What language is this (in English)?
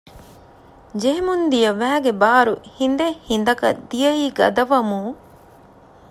Divehi